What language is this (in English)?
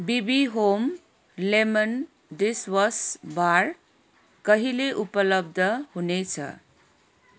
Nepali